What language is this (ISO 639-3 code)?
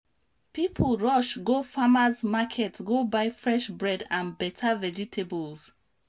pcm